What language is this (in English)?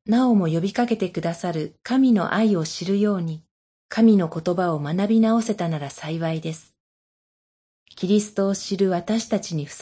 Japanese